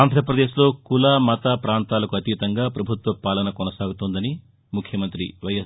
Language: Telugu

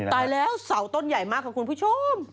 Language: Thai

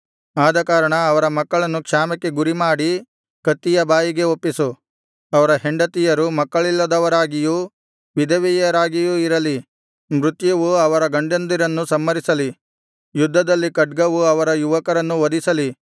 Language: Kannada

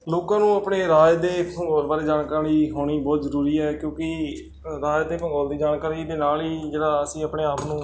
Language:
Punjabi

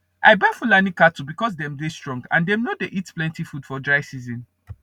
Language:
Nigerian Pidgin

